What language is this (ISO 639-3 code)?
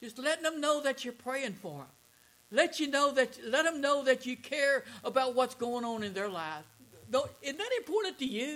eng